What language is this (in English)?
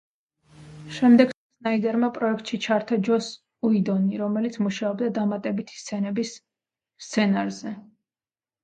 Georgian